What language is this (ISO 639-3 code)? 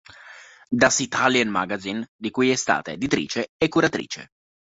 ita